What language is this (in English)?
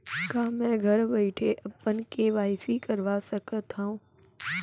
Chhattisgarhi